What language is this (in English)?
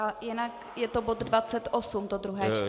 Czech